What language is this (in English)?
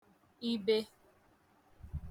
Igbo